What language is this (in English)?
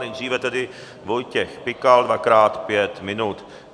Czech